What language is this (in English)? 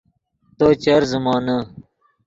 Yidgha